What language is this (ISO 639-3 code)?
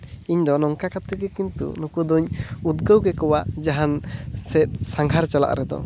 sat